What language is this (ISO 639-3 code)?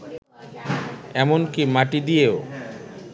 ben